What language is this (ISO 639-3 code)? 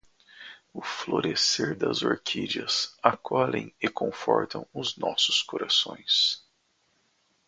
por